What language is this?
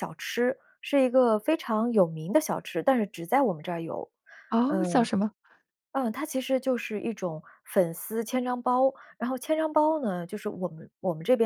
Chinese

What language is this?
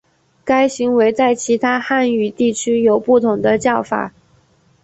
Chinese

